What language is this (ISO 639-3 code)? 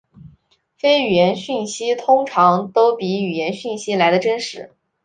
zho